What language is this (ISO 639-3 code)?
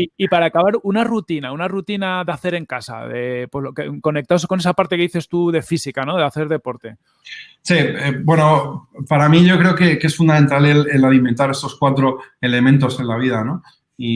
spa